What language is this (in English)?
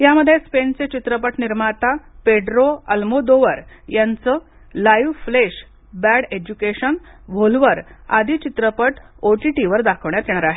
Marathi